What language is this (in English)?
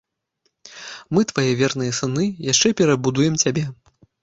Belarusian